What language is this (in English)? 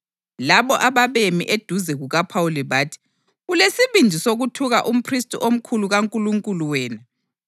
North Ndebele